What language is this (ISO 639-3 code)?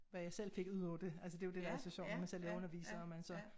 dan